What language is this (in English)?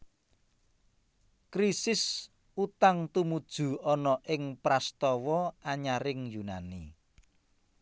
Javanese